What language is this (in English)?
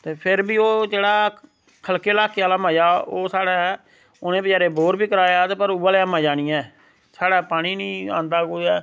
Dogri